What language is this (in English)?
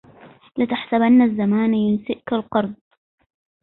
Arabic